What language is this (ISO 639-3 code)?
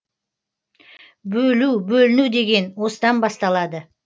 kaz